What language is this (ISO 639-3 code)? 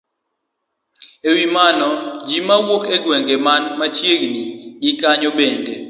luo